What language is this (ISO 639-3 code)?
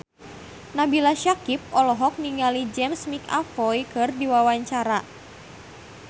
sun